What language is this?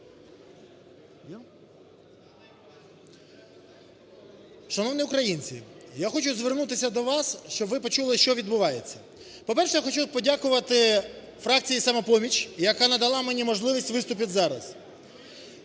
Ukrainian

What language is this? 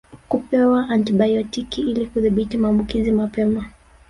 Swahili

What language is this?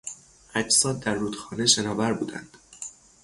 Persian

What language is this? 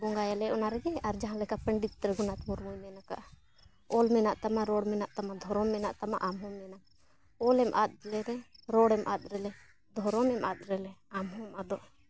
Santali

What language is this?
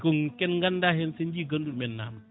Fula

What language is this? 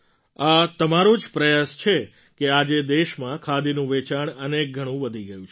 Gujarati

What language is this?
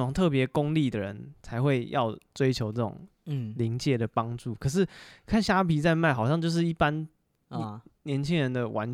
Chinese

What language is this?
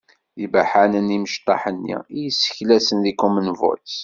Kabyle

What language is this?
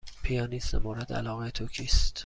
Persian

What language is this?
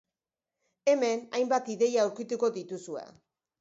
Basque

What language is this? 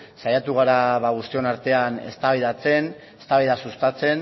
Basque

